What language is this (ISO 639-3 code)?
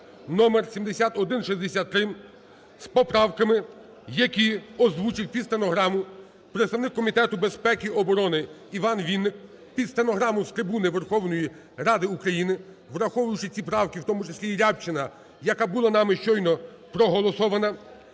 ukr